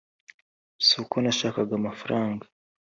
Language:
Kinyarwanda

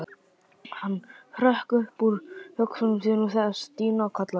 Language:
Icelandic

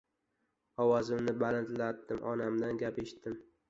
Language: Uzbek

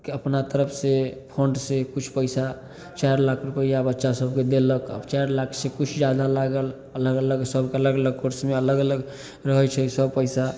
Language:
Maithili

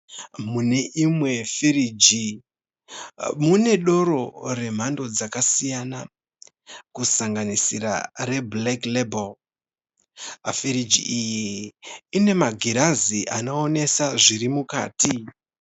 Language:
Shona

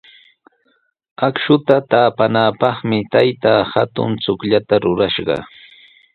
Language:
Sihuas Ancash Quechua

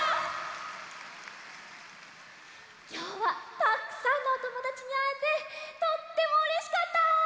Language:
Japanese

